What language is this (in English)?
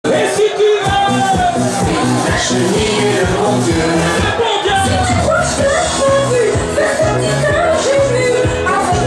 French